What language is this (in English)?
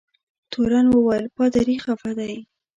Pashto